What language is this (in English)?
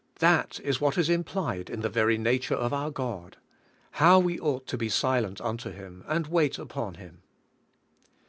English